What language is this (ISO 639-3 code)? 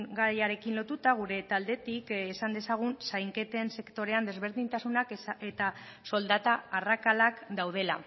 eus